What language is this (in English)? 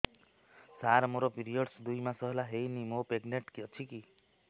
Odia